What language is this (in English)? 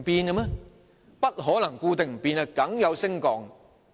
Cantonese